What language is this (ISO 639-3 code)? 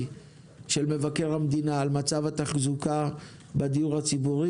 heb